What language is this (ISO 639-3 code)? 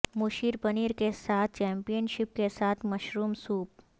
urd